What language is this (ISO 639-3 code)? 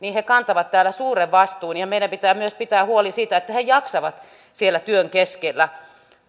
fin